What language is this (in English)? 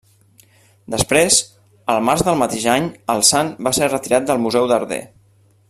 Catalan